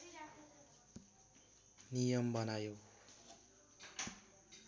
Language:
Nepali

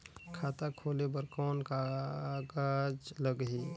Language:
Chhattisgarhi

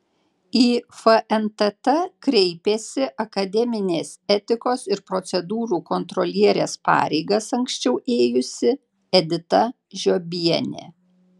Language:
Lithuanian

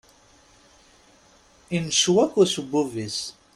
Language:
Kabyle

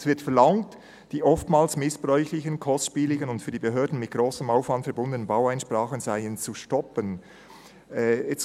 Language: Swiss German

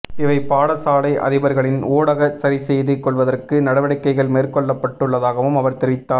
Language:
Tamil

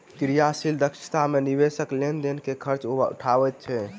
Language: Maithili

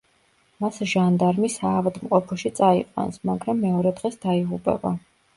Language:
Georgian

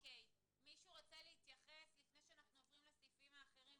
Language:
Hebrew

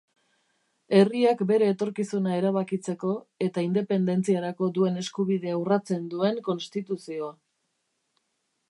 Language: Basque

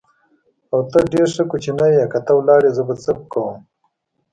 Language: Pashto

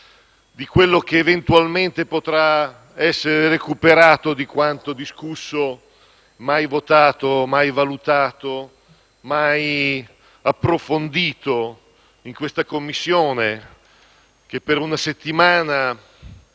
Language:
Italian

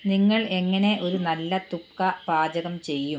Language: Malayalam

